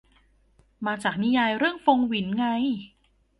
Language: Thai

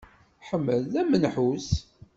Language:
Kabyle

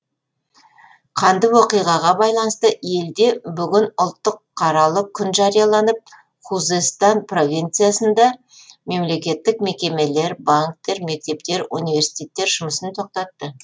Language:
Kazakh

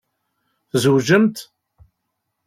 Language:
Kabyle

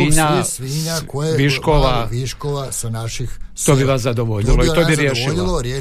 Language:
Croatian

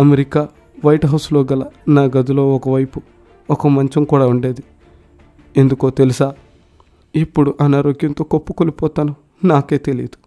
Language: Telugu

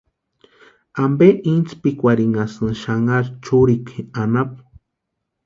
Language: Western Highland Purepecha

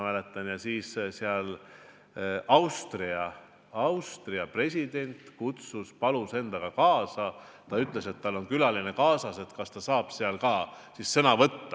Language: Estonian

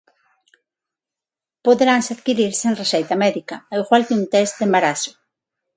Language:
Galician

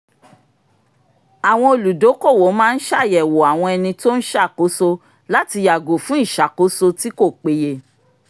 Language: Yoruba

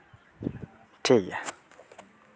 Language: Santali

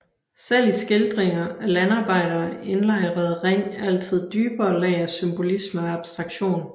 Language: Danish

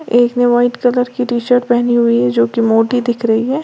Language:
Hindi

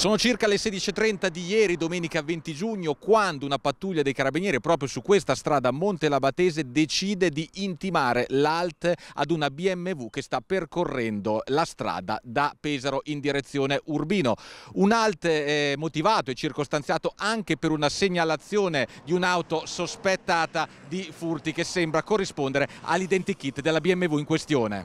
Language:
Italian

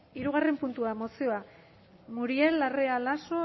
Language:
Basque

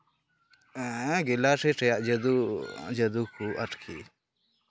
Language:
Santali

